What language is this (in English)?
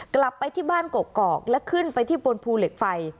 Thai